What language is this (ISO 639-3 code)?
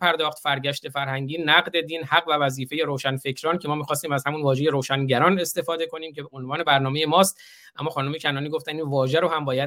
fas